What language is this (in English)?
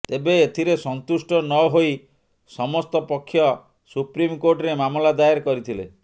Odia